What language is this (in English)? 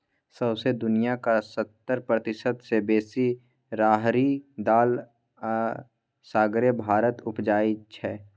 Maithili